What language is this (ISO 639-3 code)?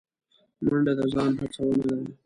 pus